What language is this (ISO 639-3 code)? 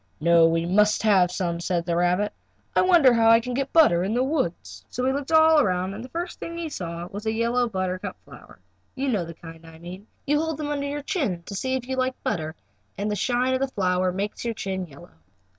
eng